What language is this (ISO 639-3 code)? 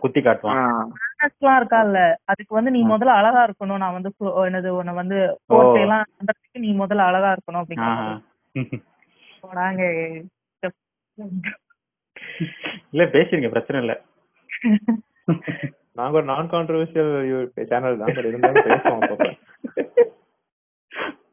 tam